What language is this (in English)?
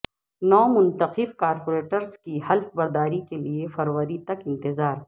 Urdu